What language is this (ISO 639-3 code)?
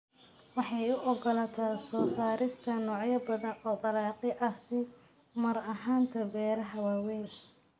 som